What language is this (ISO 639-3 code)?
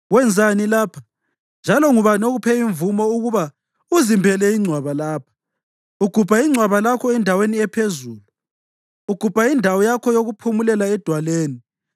nde